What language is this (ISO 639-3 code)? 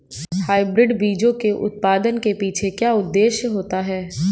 hin